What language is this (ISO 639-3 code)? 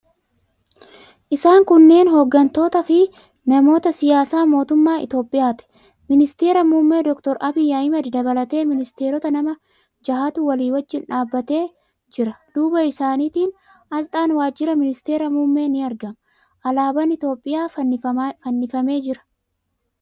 orm